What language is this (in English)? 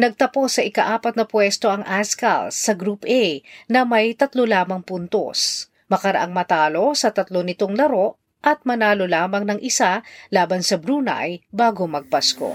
Filipino